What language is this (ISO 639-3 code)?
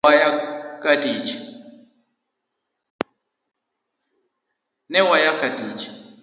luo